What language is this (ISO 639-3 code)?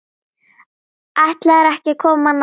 isl